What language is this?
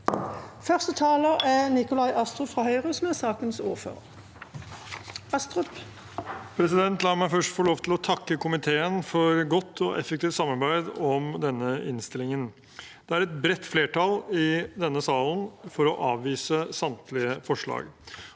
Norwegian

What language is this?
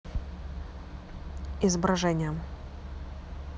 Russian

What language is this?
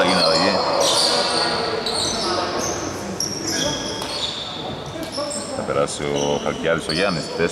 Greek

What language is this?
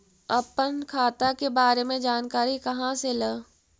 Magahi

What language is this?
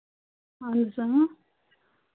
Kashmiri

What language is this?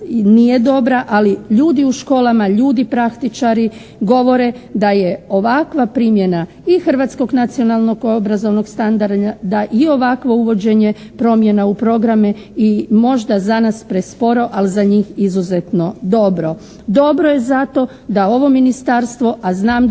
Croatian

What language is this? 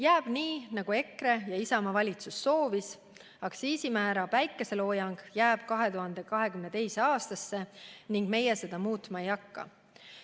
Estonian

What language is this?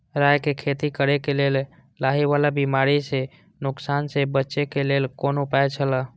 Maithili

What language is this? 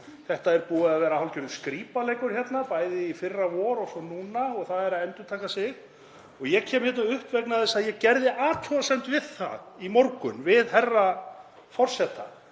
Icelandic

